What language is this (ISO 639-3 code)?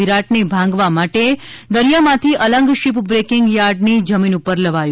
guj